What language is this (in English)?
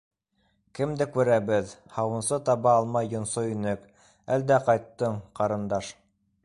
Bashkir